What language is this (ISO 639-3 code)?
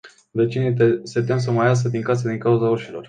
ron